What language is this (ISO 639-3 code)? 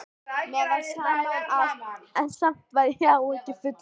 isl